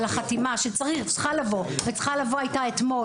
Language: Hebrew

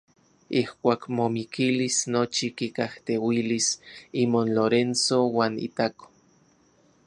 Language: Central Puebla Nahuatl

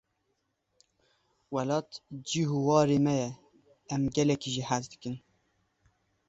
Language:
Kurdish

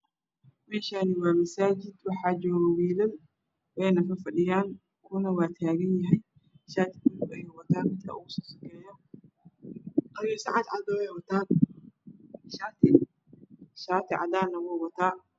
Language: Somali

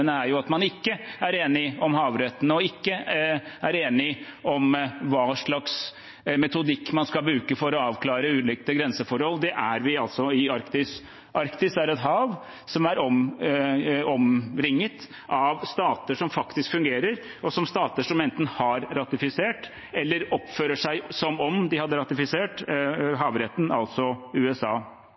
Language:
Norwegian Bokmål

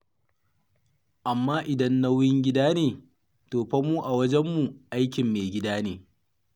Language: Hausa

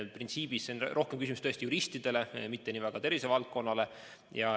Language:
Estonian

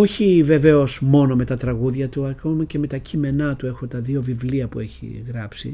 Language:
Greek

